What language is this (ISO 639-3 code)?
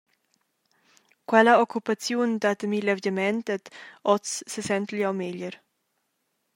roh